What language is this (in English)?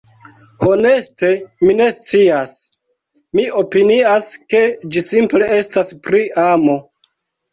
Esperanto